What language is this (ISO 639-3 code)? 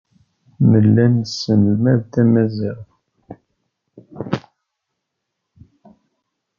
kab